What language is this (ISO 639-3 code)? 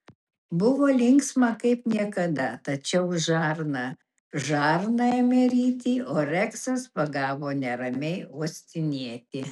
lit